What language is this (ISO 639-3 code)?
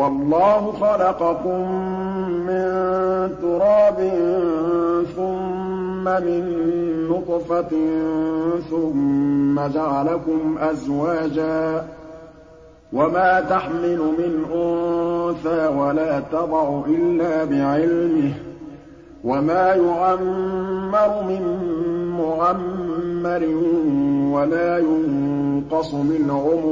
ara